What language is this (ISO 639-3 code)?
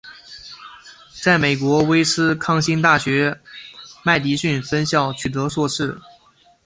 zho